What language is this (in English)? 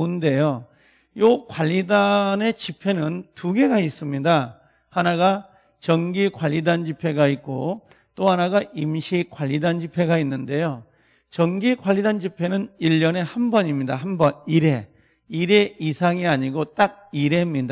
Korean